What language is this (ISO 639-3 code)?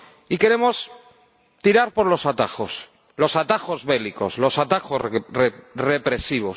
spa